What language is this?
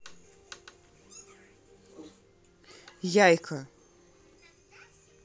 Russian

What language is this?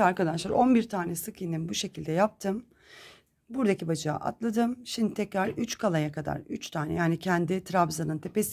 Turkish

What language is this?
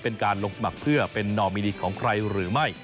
Thai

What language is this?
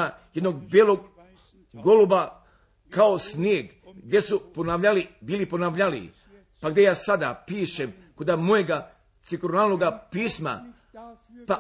Croatian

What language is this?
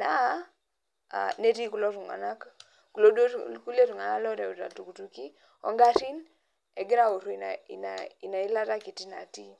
Masai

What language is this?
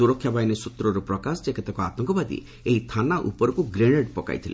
Odia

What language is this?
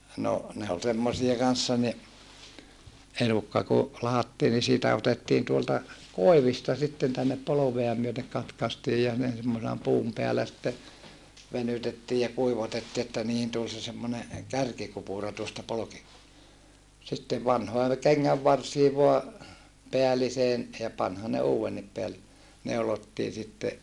Finnish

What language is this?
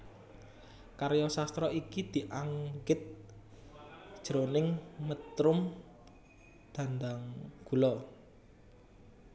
Javanese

